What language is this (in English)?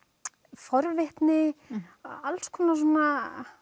Icelandic